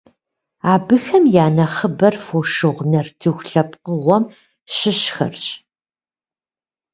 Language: Kabardian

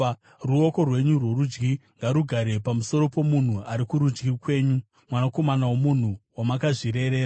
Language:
Shona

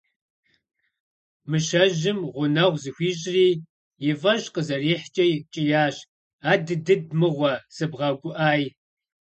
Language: Kabardian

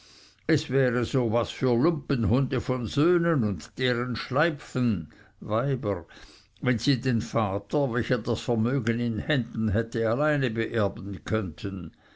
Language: German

